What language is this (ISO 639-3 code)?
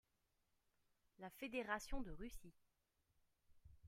fra